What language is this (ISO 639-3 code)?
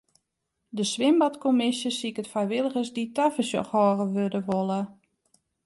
fry